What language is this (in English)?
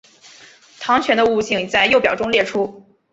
Chinese